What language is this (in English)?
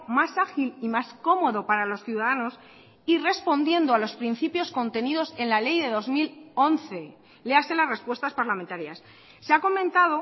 Spanish